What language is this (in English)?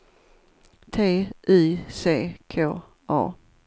Swedish